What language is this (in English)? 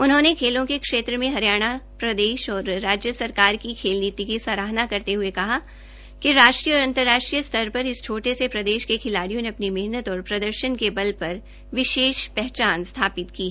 Hindi